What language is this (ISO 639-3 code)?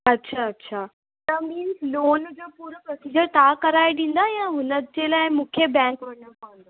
snd